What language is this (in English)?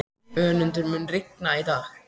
Icelandic